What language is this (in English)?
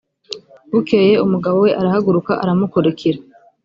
Kinyarwanda